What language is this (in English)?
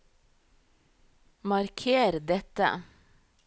Norwegian